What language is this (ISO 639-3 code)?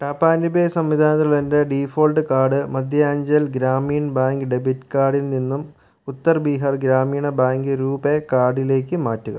mal